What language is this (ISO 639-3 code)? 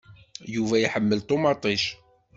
kab